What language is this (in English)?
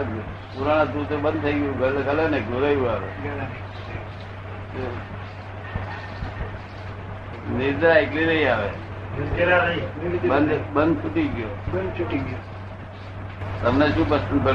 Gujarati